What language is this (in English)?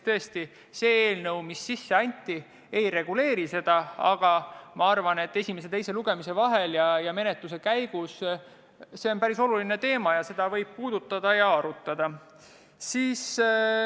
Estonian